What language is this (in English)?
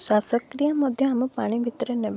Odia